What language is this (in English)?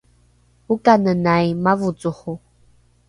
Rukai